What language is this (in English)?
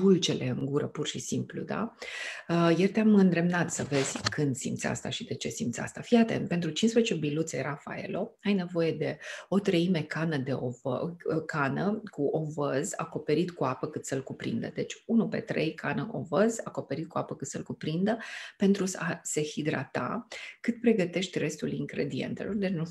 Romanian